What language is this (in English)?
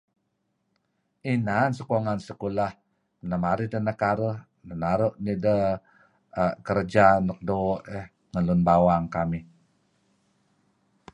Kelabit